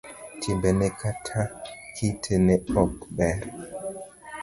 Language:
Luo (Kenya and Tanzania)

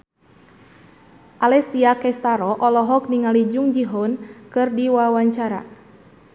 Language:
Sundanese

